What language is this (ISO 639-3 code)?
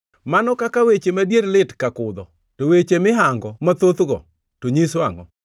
luo